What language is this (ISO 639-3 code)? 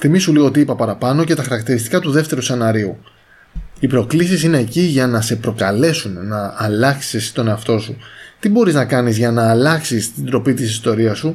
ell